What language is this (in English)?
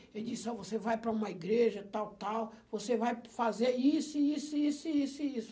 Portuguese